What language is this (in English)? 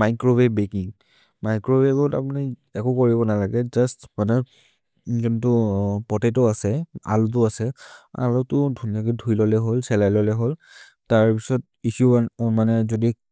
Maria (India)